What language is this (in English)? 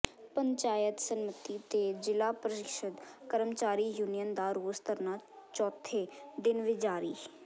Punjabi